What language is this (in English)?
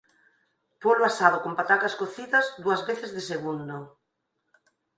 Galician